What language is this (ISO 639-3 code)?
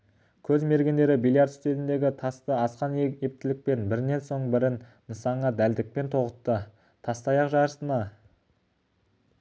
kaz